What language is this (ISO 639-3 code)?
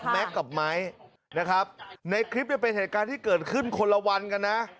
tha